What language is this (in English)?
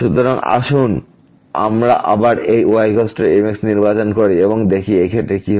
Bangla